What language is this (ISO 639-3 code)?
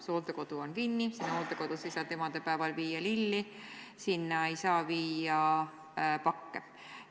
est